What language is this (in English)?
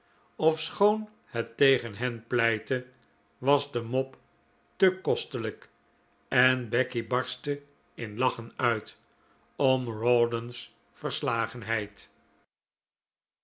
Dutch